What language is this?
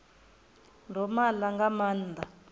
Venda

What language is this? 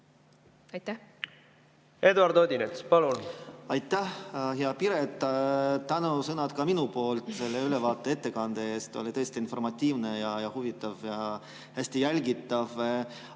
Estonian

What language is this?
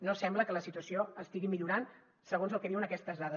Catalan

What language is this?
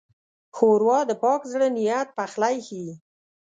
Pashto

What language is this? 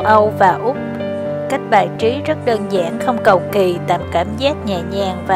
Vietnamese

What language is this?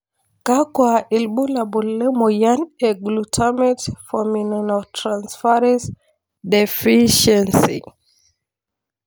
Masai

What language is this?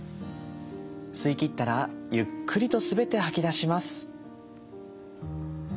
Japanese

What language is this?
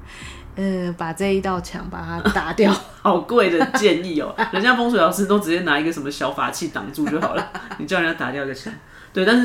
Chinese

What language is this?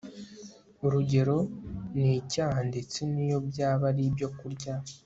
Kinyarwanda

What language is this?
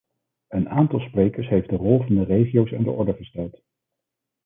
Dutch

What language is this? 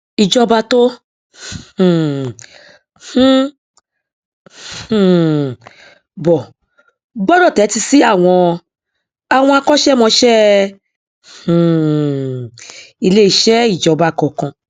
Yoruba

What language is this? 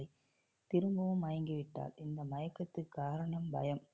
Tamil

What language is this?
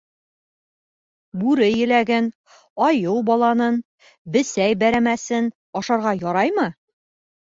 Bashkir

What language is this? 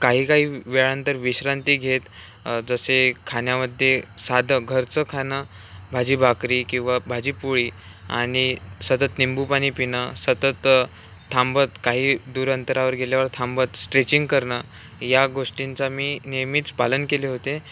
Marathi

